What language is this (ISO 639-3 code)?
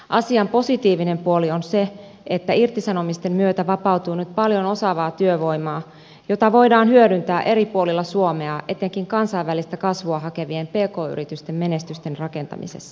fin